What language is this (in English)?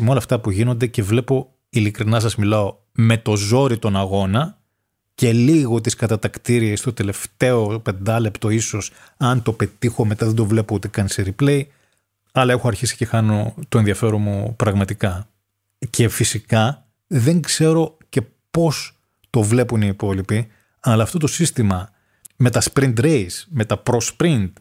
Greek